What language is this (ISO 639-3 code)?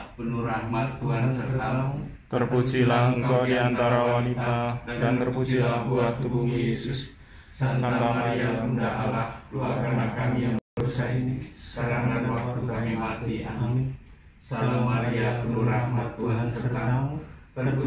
ind